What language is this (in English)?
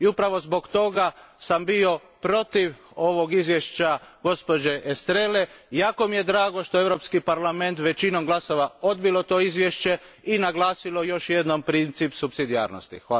Croatian